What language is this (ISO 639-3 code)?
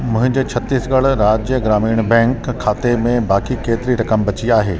snd